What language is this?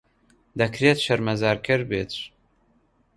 Central Kurdish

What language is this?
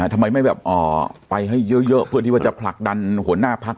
Thai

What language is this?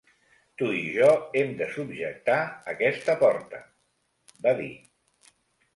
Catalan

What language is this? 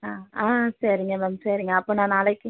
Tamil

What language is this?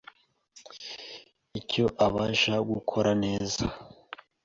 Kinyarwanda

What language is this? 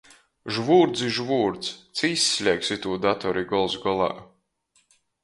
Latgalian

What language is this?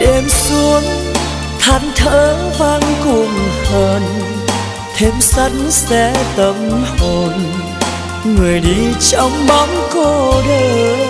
Vietnamese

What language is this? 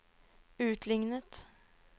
Norwegian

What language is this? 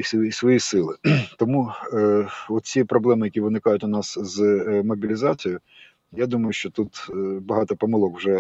Ukrainian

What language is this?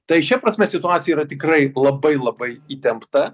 Lithuanian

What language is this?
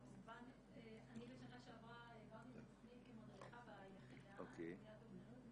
Hebrew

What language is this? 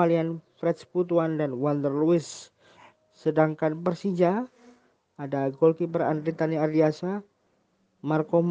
Indonesian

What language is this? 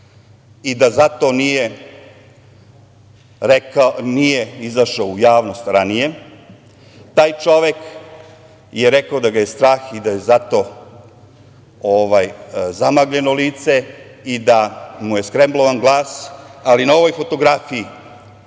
Serbian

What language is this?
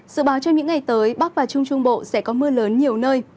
Vietnamese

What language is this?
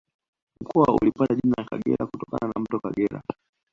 Swahili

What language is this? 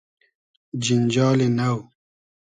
Hazaragi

